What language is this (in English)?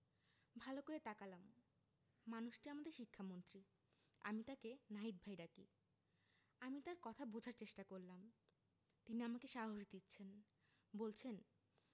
Bangla